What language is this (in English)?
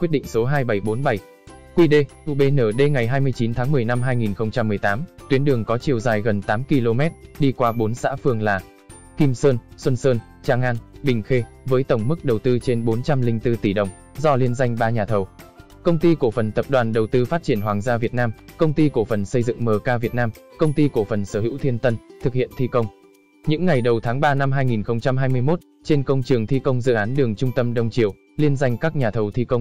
Vietnamese